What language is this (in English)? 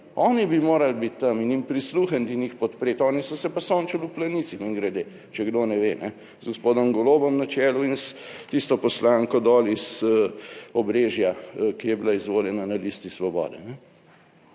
Slovenian